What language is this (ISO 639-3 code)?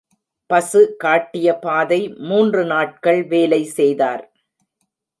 tam